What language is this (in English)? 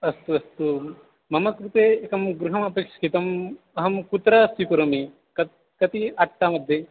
Sanskrit